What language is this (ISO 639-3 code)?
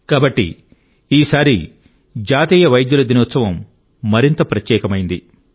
tel